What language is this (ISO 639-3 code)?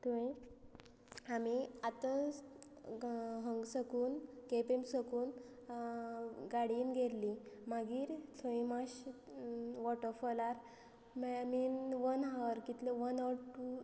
kok